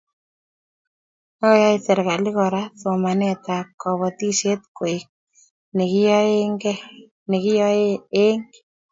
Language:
Kalenjin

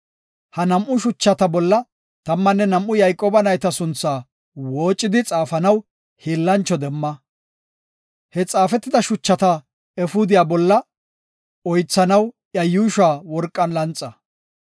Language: Gofa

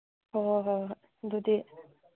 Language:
Manipuri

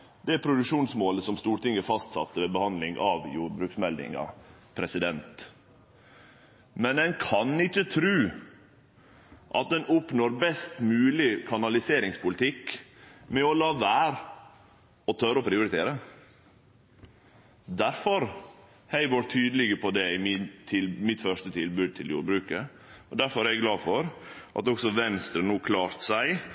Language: Norwegian Nynorsk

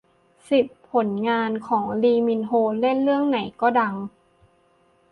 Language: Thai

